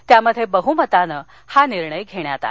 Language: Marathi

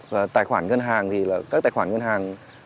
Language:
Vietnamese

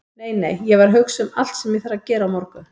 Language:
Icelandic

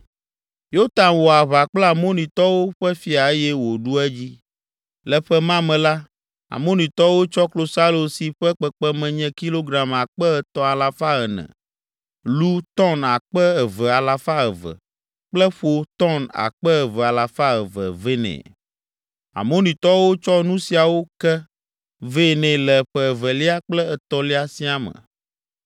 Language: Ewe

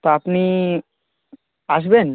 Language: Bangla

